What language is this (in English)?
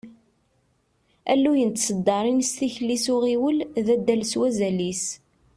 Kabyle